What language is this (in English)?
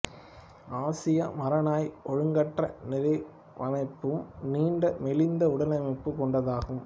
Tamil